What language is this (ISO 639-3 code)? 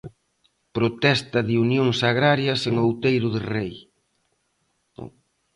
glg